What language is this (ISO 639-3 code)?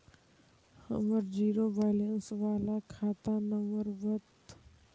mag